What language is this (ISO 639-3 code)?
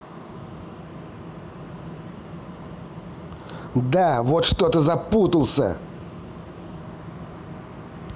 rus